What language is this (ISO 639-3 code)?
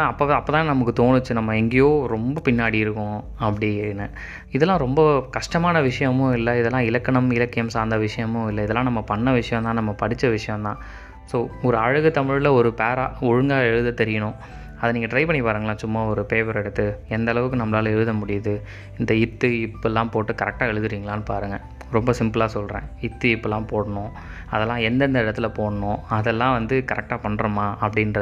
tam